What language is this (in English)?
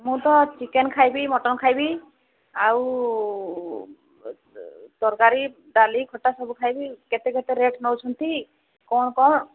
Odia